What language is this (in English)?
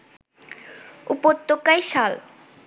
Bangla